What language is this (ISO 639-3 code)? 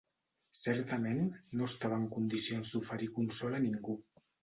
cat